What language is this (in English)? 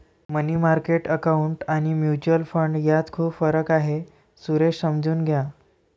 Marathi